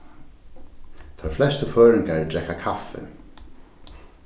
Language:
Faroese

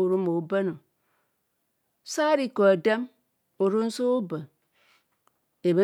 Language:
Kohumono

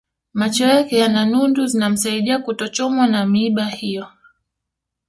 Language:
Swahili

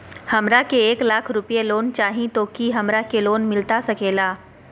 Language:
Magahi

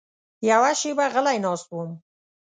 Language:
Pashto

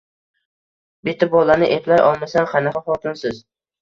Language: Uzbek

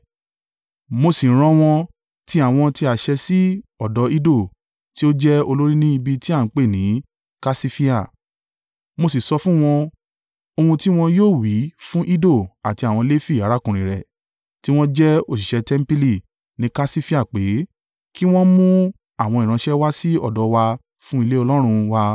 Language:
Yoruba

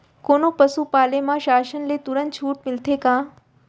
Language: Chhattisgarhi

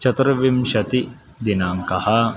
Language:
Sanskrit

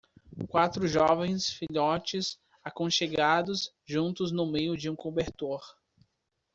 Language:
Portuguese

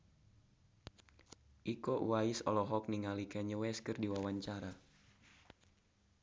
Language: Sundanese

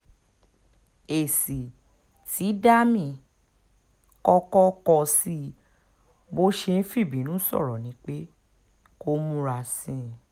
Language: Yoruba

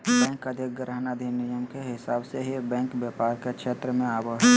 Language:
Magahi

